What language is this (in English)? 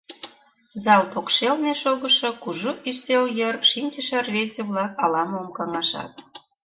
Mari